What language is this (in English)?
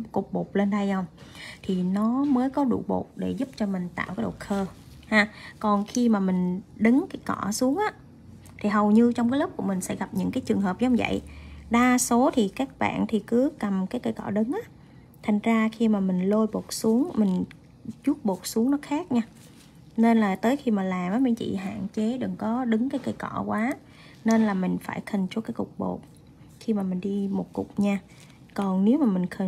Vietnamese